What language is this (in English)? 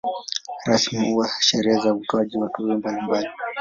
Swahili